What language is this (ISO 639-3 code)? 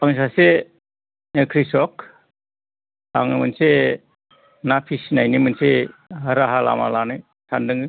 brx